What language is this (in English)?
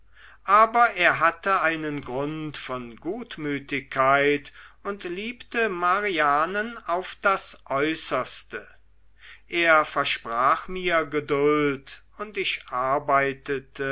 German